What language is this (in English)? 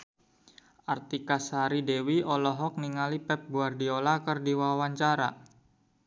Sundanese